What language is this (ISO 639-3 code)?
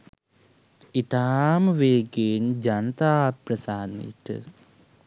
sin